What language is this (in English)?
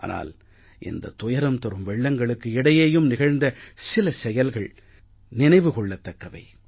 Tamil